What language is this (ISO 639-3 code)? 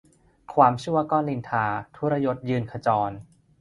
tha